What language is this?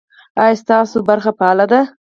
Pashto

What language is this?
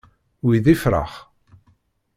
Kabyle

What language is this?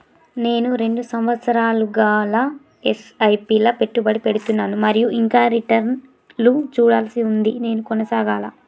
Telugu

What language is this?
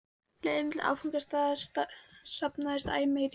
Icelandic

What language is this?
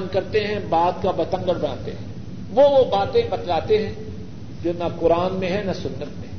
Urdu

